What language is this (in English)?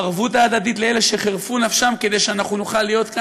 Hebrew